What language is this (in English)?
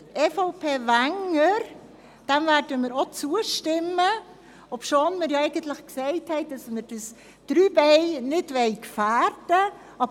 Swiss German